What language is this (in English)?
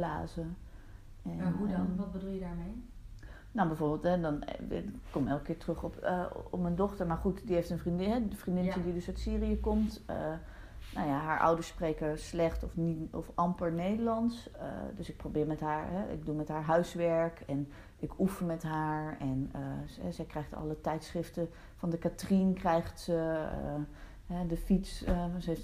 Dutch